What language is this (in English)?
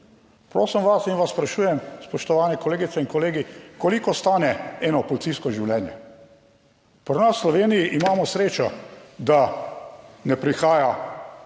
Slovenian